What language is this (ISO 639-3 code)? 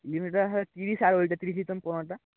ben